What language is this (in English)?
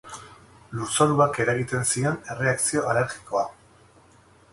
Basque